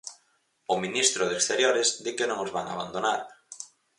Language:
Galician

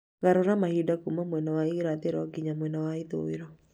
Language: Kikuyu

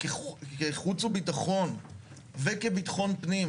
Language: Hebrew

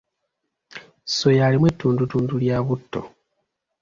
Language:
Ganda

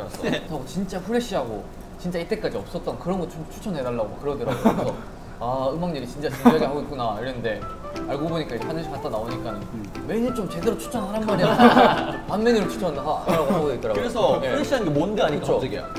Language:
Korean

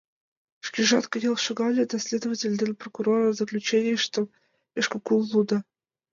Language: Mari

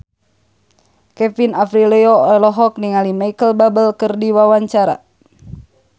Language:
Sundanese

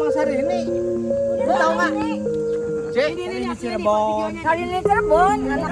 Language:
Indonesian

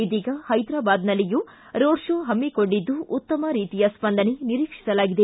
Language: Kannada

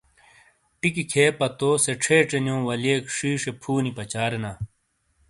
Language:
Shina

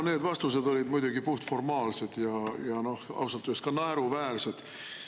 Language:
Estonian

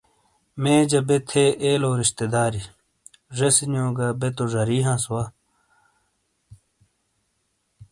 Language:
Shina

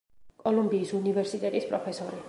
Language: Georgian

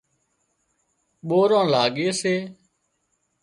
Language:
Wadiyara Koli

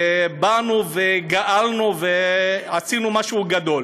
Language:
Hebrew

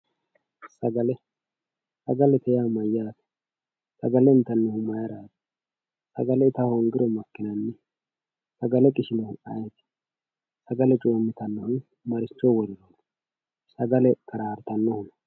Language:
Sidamo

